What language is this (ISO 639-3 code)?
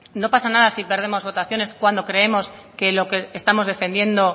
spa